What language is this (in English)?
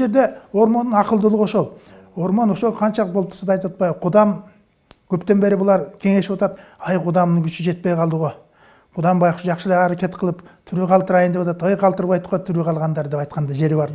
Turkish